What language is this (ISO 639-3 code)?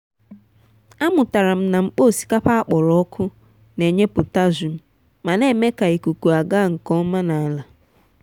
ibo